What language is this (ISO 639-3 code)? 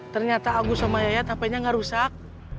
ind